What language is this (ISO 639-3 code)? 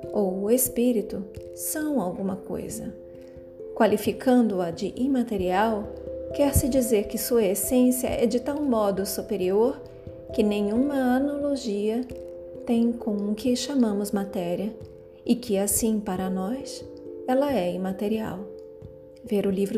por